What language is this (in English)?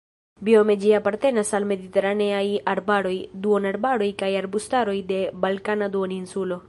Esperanto